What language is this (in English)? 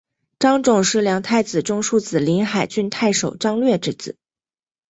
Chinese